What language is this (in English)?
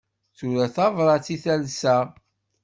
Kabyle